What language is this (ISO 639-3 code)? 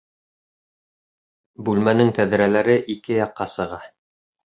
bak